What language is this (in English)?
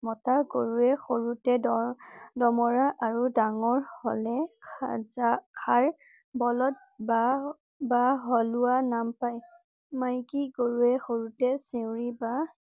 Assamese